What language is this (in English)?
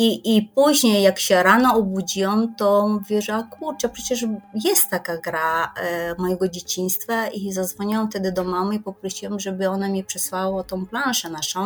Polish